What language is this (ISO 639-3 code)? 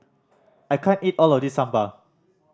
eng